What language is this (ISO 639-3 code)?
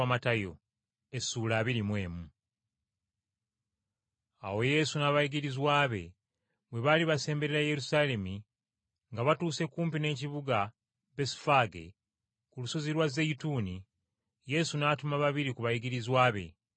lug